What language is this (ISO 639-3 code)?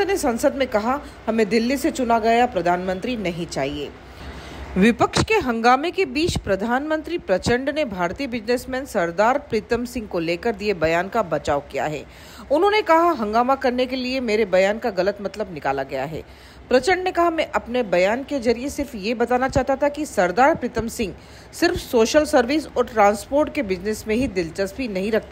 hin